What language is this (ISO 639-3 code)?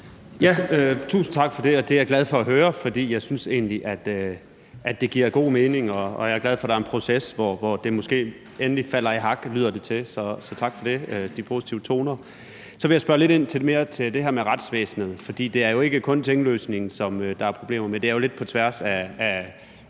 dan